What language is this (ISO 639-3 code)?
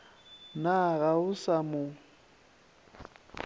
nso